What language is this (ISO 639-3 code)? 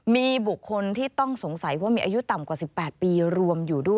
tha